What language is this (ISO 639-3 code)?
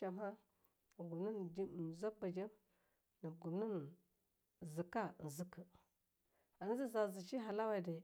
lnu